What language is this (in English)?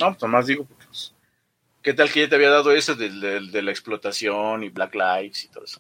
Spanish